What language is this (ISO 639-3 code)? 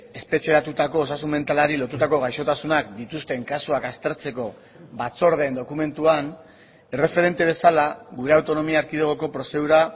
eus